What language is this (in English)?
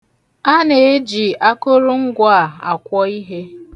Igbo